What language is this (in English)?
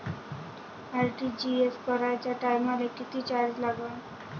Marathi